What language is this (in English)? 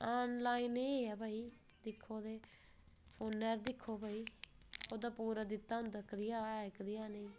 Dogri